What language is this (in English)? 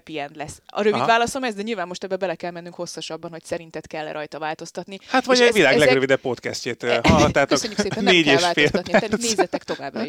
Hungarian